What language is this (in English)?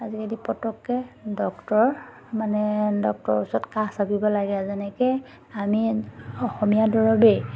Assamese